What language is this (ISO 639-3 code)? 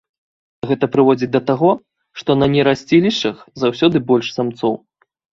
bel